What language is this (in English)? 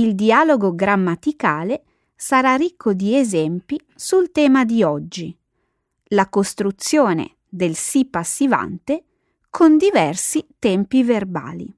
Italian